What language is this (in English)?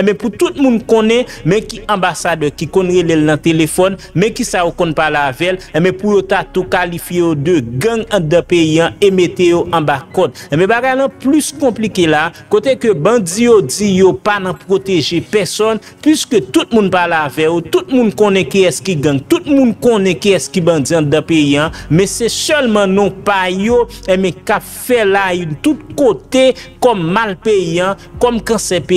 French